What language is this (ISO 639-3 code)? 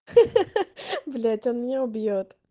rus